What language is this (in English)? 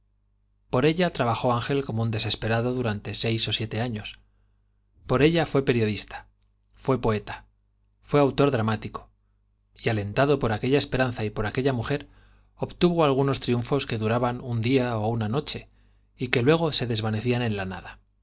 Spanish